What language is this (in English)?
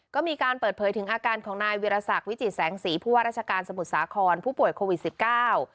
Thai